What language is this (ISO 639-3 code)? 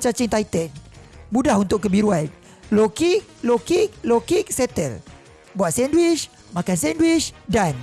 msa